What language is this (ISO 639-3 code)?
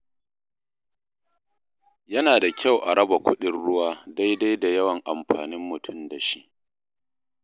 hau